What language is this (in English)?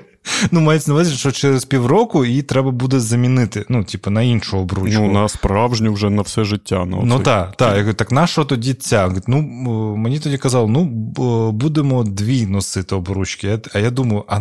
Ukrainian